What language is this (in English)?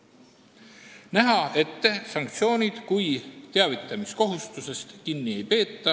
Estonian